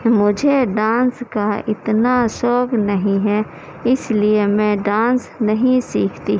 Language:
Urdu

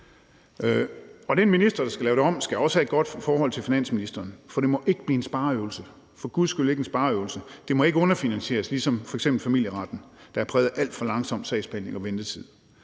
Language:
Danish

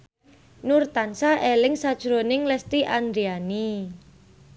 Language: Javanese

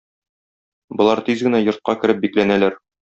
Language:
Tatar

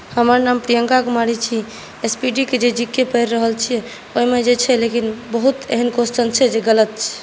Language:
Maithili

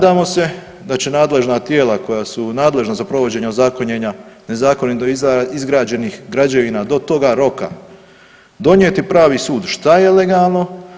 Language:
Croatian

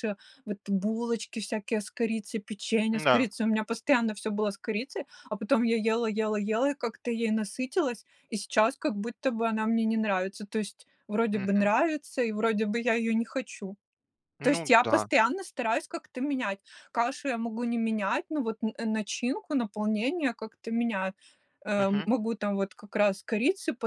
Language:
Russian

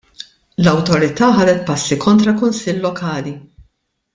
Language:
Maltese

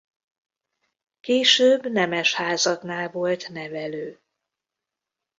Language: Hungarian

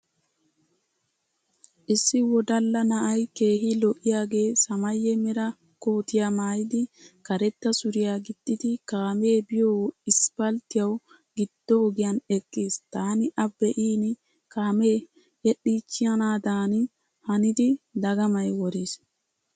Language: Wolaytta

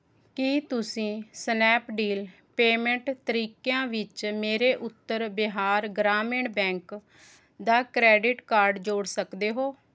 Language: Punjabi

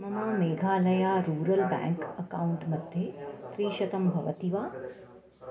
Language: Sanskrit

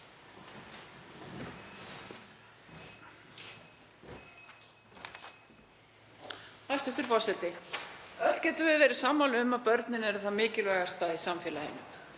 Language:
Icelandic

